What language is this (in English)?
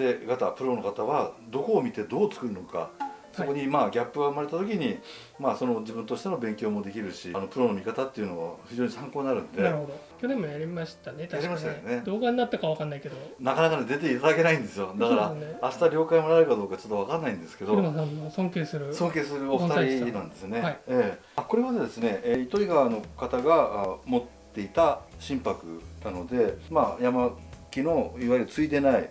Japanese